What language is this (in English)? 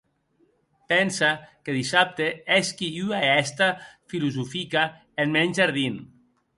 Occitan